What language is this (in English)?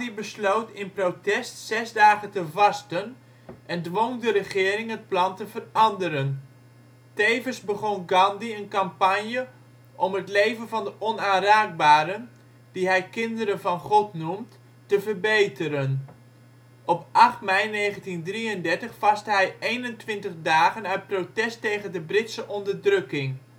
Dutch